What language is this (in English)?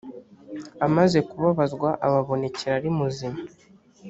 Kinyarwanda